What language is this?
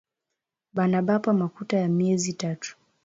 Swahili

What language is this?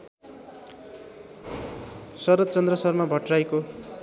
Nepali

